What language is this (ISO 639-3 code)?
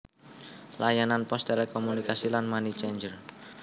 jav